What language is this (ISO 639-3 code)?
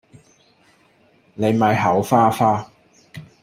yue